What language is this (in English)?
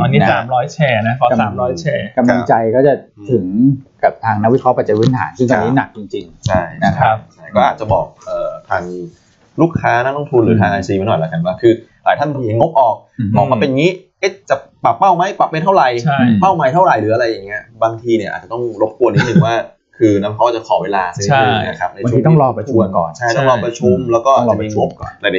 Thai